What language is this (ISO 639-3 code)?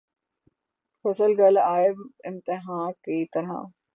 urd